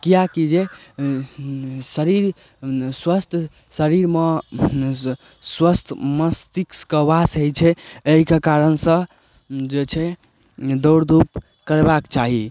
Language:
Maithili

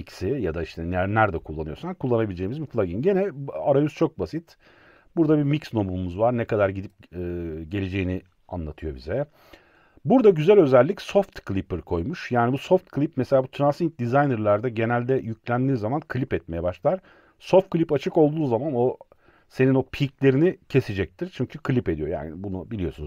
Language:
Turkish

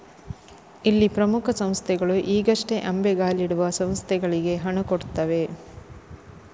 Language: Kannada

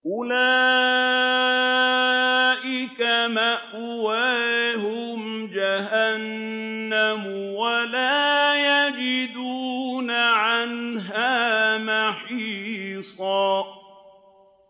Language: Arabic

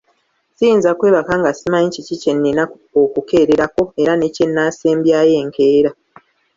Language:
Ganda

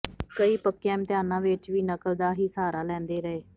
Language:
Punjabi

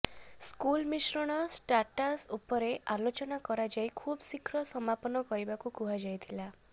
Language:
Odia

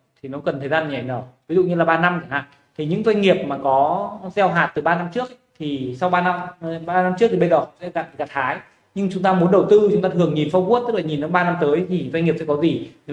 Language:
Vietnamese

